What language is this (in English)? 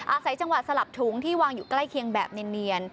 Thai